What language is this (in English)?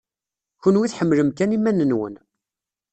Kabyle